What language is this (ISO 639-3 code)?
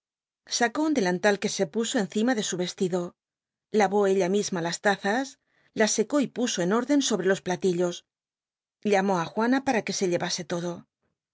spa